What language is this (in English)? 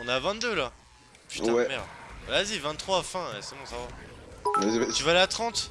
French